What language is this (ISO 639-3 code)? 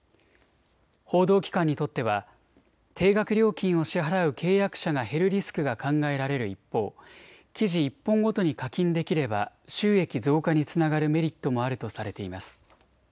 jpn